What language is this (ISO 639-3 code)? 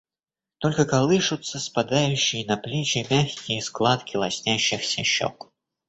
rus